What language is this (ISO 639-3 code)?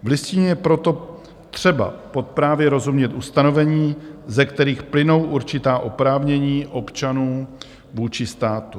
ces